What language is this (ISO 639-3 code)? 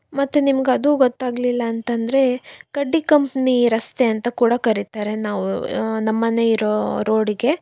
kan